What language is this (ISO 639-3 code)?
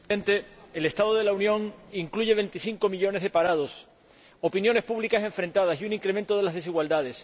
spa